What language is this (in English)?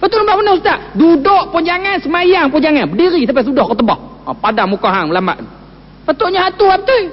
Malay